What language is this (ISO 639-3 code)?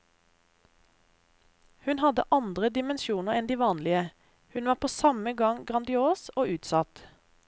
nor